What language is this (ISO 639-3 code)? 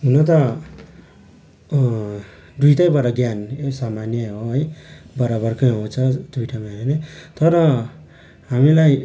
nep